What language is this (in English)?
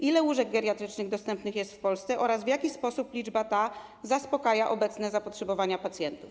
Polish